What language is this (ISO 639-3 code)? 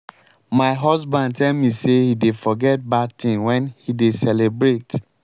pcm